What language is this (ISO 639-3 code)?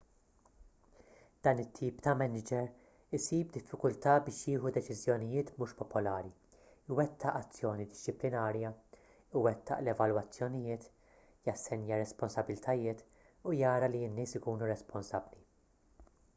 mlt